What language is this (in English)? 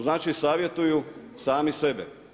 Croatian